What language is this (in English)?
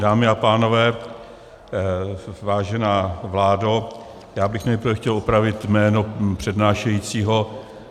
Czech